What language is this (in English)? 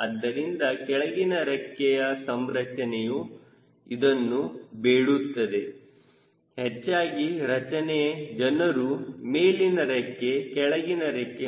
Kannada